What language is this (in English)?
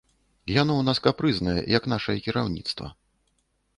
Belarusian